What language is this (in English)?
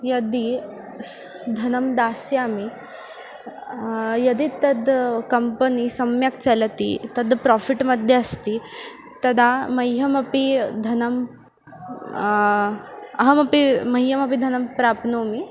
Sanskrit